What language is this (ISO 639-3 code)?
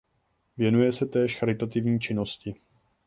ces